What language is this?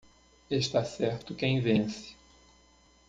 Portuguese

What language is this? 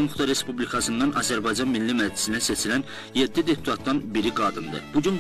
Turkish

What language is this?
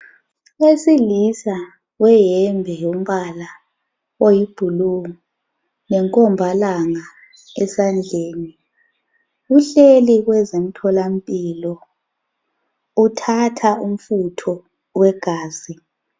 North Ndebele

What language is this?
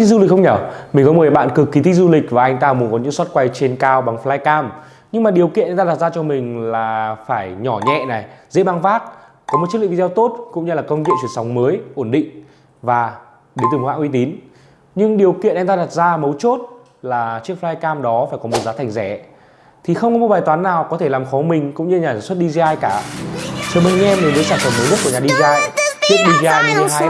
Vietnamese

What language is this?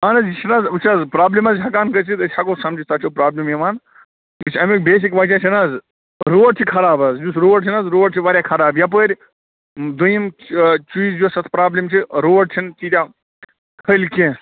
Kashmiri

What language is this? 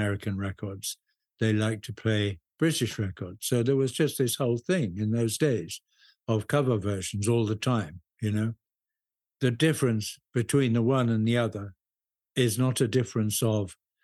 English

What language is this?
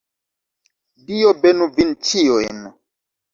Esperanto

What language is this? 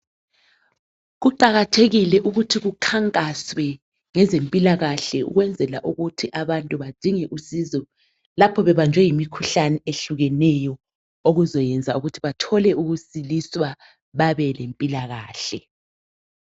North Ndebele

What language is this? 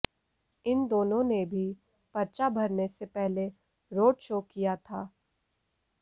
Hindi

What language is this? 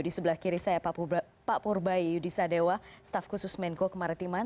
Indonesian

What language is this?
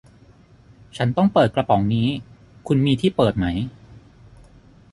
Thai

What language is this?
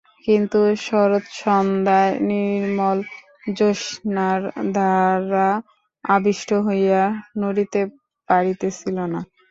Bangla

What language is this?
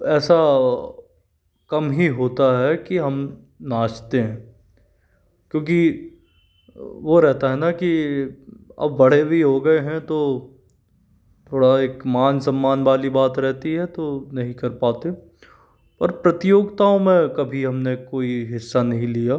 Hindi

